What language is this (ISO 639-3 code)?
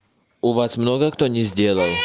rus